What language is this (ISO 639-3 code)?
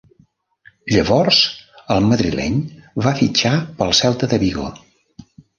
cat